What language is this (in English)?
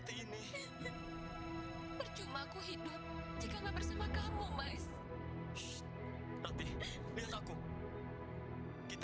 Indonesian